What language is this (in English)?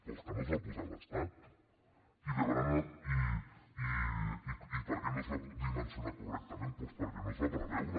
Catalan